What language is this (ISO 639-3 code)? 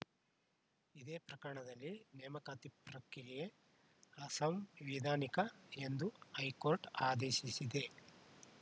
kan